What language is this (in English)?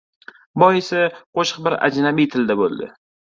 Uzbek